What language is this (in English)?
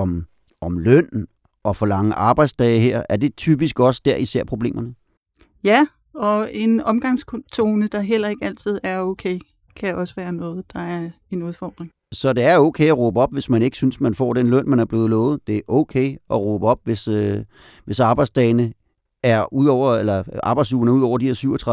Danish